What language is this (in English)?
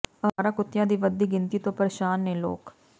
Punjabi